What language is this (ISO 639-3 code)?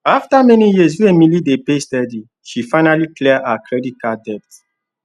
pcm